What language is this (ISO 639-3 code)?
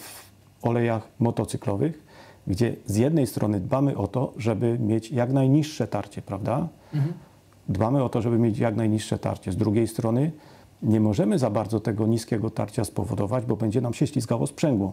pol